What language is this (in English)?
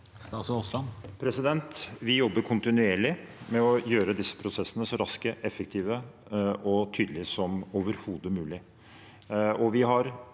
Norwegian